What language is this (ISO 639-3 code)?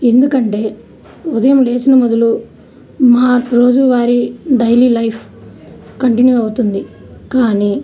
tel